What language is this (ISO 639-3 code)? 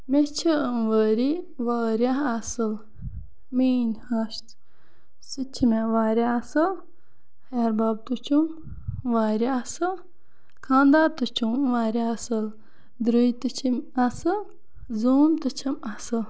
kas